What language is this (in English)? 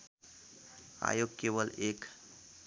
Nepali